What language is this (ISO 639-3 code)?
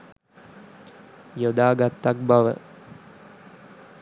sin